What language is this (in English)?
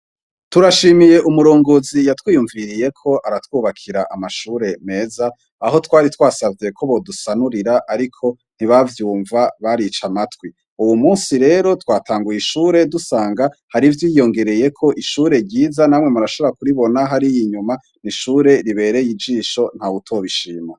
Rundi